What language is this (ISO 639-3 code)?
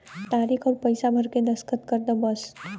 bho